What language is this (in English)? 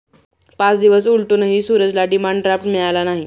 Marathi